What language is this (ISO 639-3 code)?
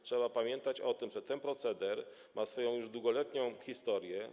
pol